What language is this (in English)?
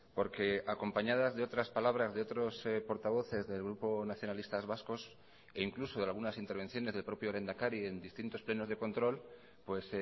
Spanish